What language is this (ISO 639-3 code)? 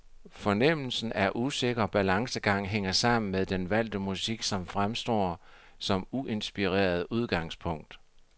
dan